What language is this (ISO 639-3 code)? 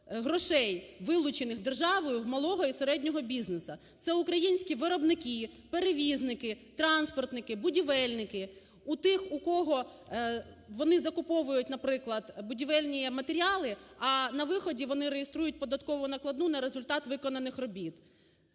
ukr